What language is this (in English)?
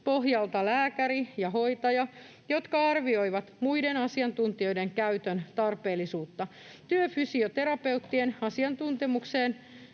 Finnish